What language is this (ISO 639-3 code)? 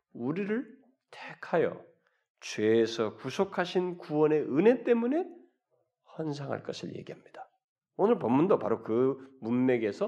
kor